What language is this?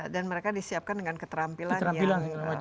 Indonesian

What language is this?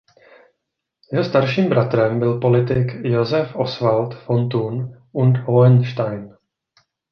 Czech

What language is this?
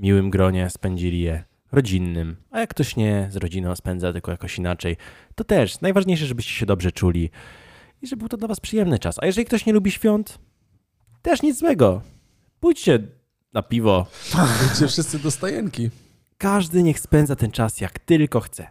Polish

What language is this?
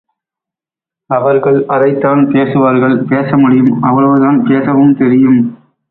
Tamil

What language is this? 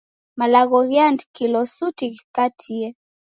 Taita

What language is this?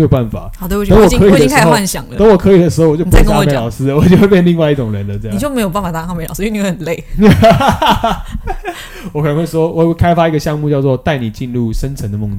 Chinese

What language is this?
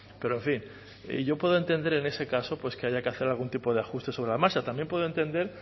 Spanish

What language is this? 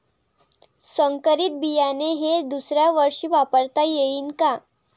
Marathi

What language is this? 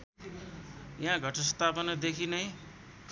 Nepali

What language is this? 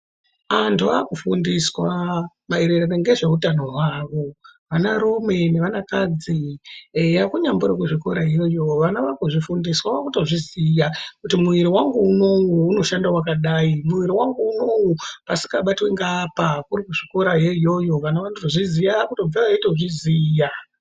Ndau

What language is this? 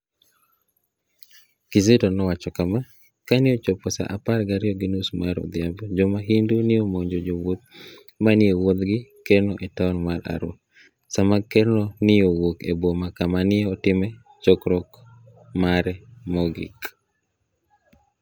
Luo (Kenya and Tanzania)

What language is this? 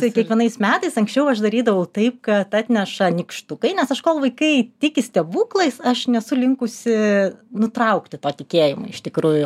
Lithuanian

